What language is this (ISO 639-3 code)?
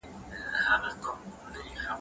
pus